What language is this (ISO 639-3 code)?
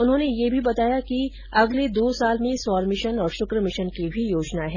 hin